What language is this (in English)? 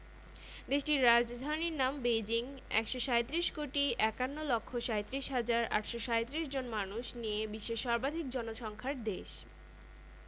Bangla